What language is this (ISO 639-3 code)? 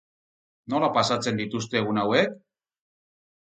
eus